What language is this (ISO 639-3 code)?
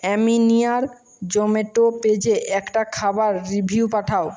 ben